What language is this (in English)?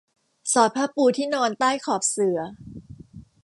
Thai